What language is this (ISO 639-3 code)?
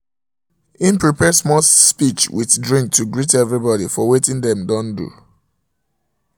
pcm